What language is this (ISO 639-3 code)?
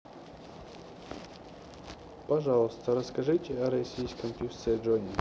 rus